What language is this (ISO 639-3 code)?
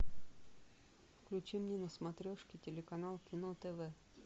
rus